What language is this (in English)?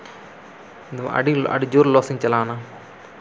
Santali